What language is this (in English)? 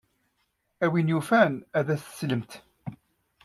Kabyle